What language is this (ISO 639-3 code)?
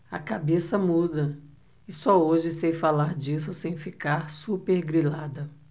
por